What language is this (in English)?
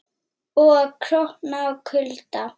Icelandic